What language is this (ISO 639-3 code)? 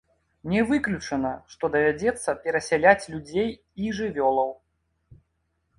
bel